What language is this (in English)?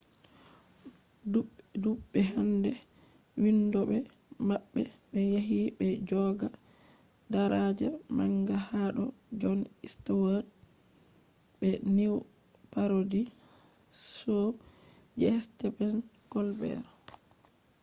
Fula